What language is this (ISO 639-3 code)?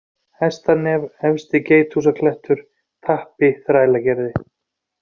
isl